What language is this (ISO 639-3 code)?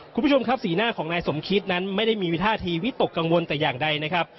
tha